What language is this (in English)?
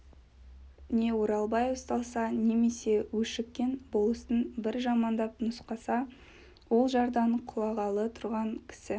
Kazakh